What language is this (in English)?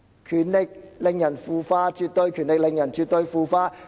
Cantonese